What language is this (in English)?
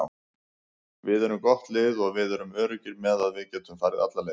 Icelandic